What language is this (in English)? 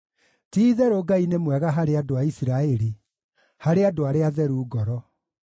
Kikuyu